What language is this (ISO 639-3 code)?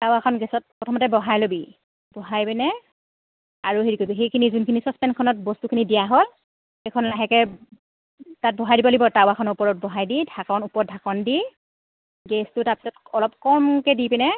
asm